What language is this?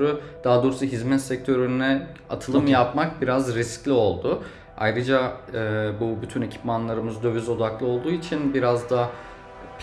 Turkish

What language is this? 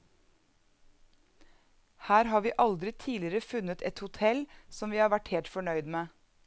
Norwegian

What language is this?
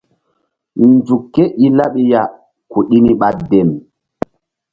Mbum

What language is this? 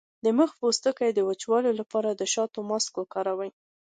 Pashto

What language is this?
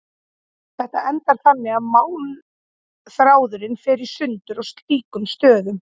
Icelandic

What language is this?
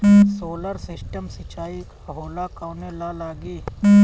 Bhojpuri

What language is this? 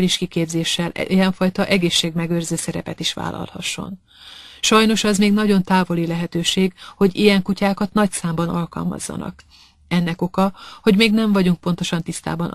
Hungarian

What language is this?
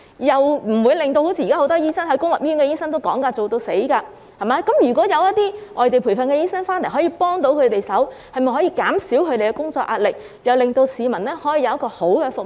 Cantonese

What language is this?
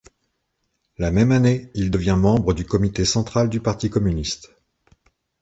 French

